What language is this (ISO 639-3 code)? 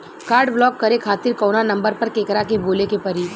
bho